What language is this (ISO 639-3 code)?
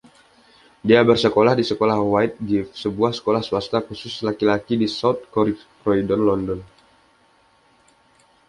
ind